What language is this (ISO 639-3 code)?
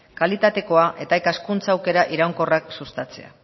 eus